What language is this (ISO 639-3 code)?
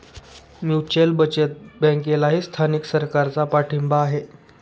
mar